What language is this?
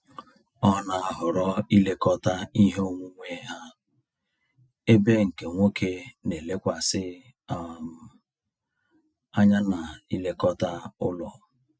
Igbo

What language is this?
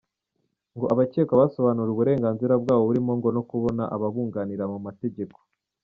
Kinyarwanda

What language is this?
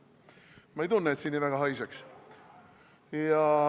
Estonian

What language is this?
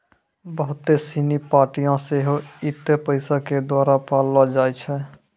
Maithili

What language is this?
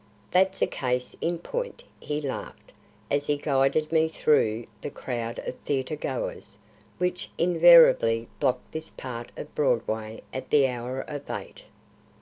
English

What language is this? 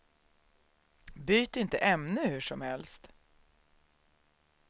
Swedish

